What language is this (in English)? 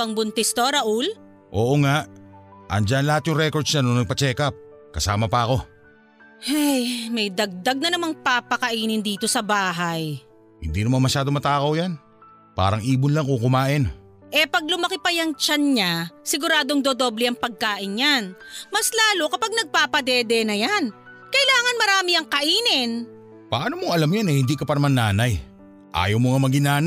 Filipino